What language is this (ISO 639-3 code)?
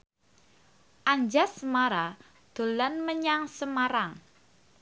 jav